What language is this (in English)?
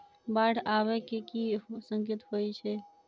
Maithili